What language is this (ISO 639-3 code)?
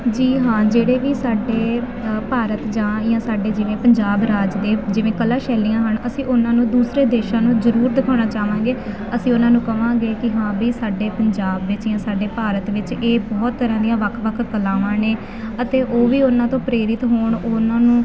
pan